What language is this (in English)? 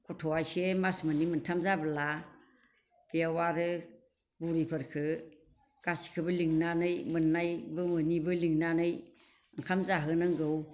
Bodo